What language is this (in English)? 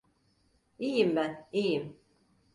Turkish